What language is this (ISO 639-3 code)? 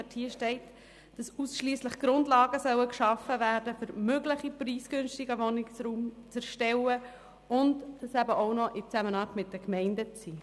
gsw